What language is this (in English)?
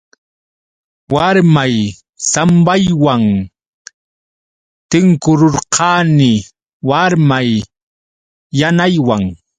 Yauyos Quechua